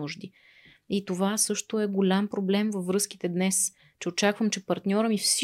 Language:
Bulgarian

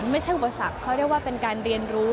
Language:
Thai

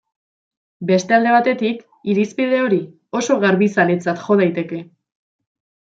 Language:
Basque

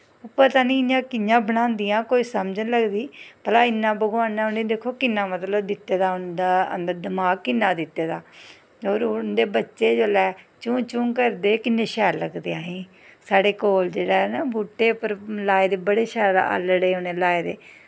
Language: Dogri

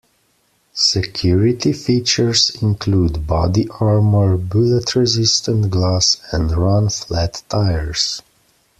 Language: English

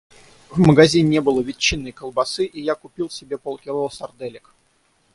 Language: Russian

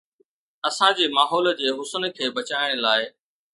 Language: Sindhi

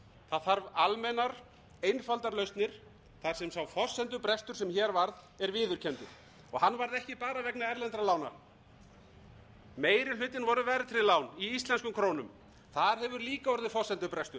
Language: Icelandic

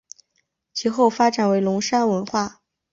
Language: Chinese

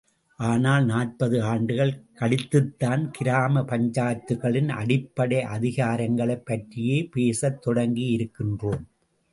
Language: Tamil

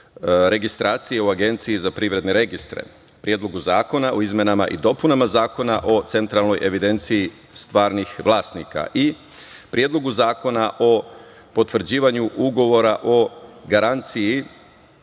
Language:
Serbian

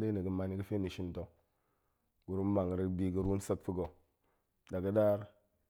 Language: Goemai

